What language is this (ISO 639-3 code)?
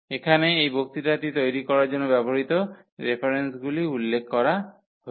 ben